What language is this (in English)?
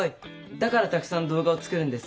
Japanese